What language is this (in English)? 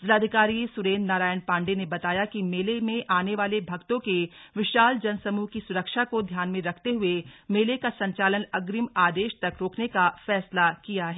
Hindi